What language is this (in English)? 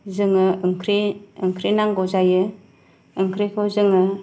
Bodo